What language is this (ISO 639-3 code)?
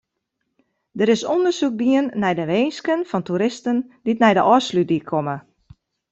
fry